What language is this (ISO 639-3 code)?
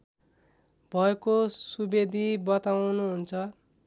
nep